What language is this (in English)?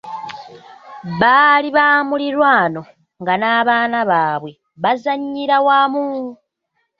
Ganda